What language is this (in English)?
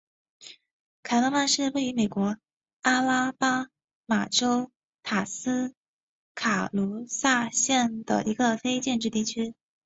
Chinese